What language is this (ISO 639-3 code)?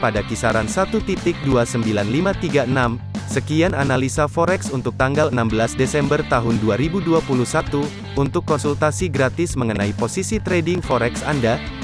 ind